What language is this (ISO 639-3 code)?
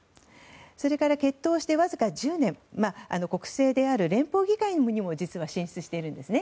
jpn